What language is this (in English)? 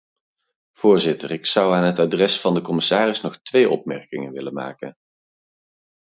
Dutch